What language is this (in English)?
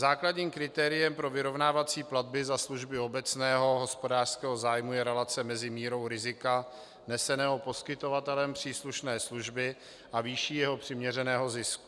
Czech